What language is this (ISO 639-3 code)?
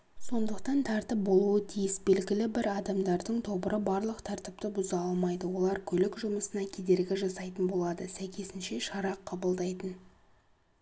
kaz